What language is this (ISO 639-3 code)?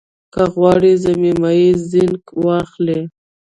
pus